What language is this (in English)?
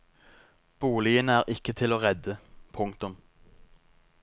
Norwegian